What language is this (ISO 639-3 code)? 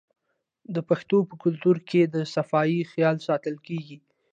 pus